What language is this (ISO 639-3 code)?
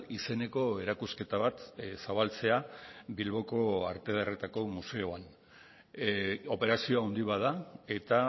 eus